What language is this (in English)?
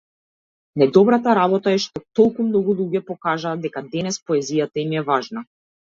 Macedonian